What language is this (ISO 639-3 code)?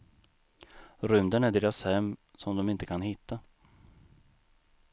swe